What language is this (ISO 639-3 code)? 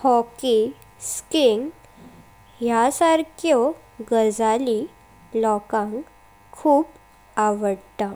kok